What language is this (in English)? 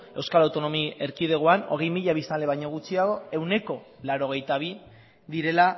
Basque